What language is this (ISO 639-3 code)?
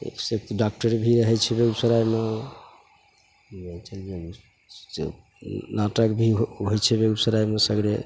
mai